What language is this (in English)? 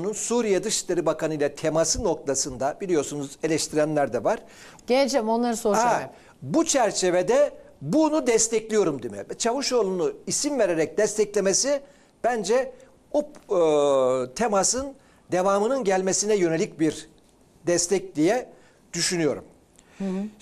Turkish